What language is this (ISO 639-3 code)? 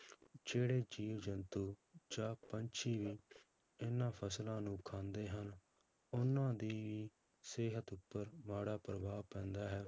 pan